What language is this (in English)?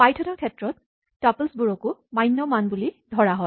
Assamese